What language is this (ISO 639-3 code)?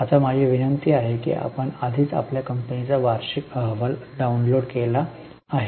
mar